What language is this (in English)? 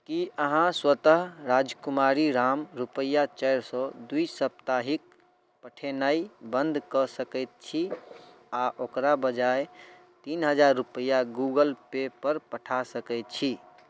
Maithili